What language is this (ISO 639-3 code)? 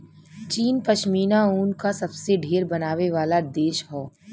bho